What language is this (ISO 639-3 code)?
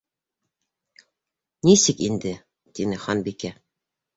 bak